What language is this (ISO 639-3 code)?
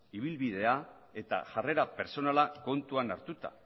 eus